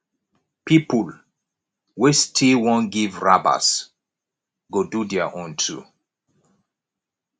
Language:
Nigerian Pidgin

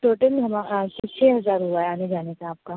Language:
Urdu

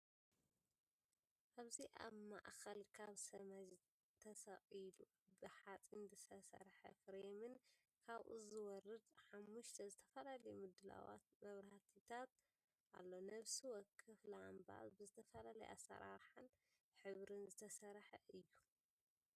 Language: Tigrinya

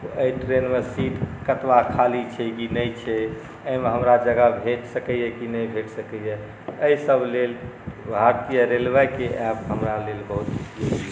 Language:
Maithili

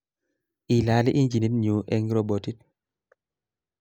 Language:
Kalenjin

